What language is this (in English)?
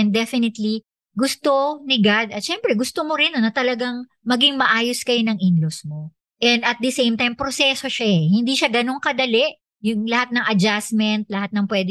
Filipino